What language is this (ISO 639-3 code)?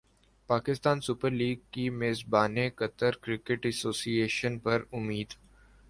urd